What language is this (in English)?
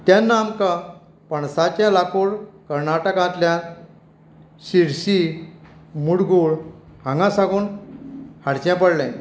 Konkani